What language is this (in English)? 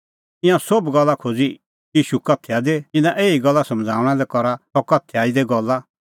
Kullu Pahari